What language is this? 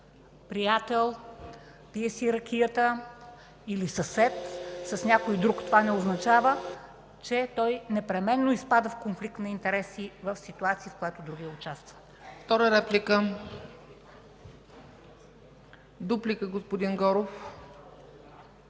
Bulgarian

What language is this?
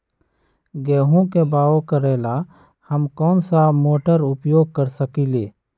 Magahi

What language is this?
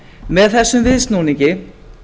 Icelandic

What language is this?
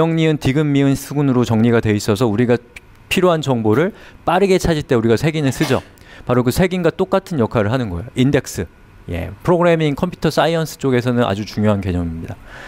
Korean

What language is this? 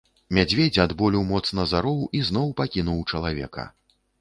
Belarusian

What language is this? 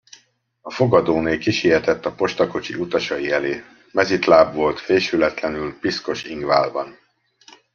Hungarian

